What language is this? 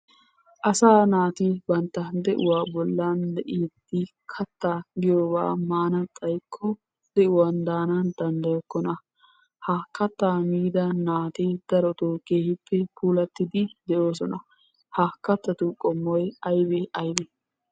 Wolaytta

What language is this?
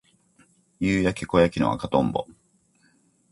Japanese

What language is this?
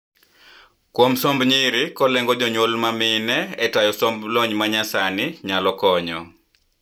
Luo (Kenya and Tanzania)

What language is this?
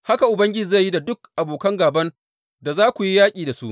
Hausa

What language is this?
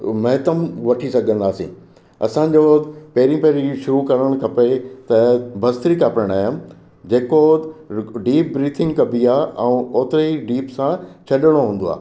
Sindhi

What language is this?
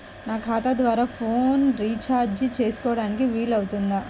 Telugu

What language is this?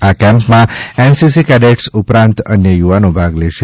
Gujarati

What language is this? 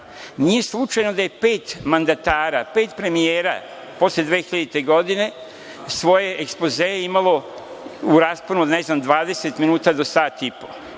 Serbian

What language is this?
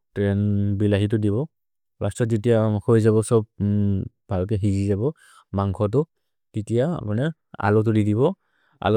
Maria (India)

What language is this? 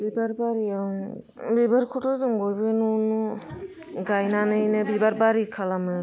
Bodo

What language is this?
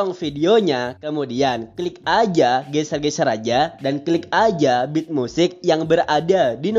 Indonesian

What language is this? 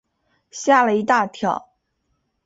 Chinese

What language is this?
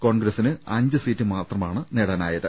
Malayalam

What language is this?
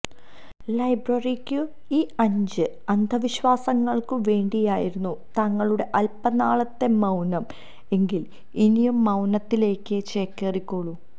Malayalam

